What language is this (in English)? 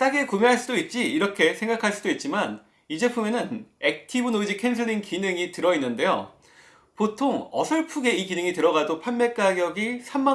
Korean